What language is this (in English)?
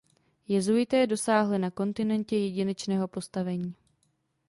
Czech